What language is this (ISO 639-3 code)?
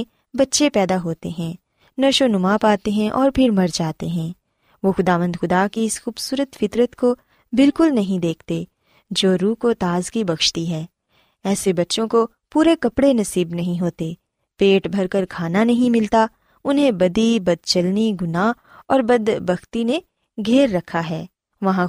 urd